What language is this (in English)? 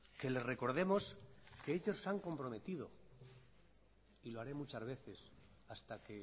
Spanish